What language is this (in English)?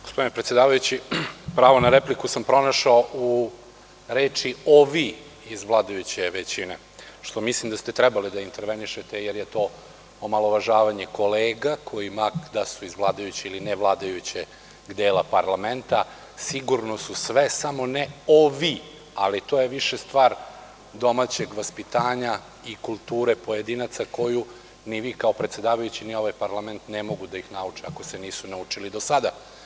Serbian